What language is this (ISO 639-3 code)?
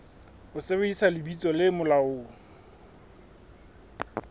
sot